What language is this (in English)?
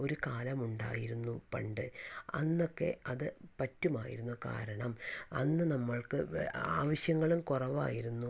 Malayalam